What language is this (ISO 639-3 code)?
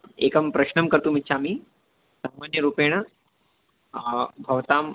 san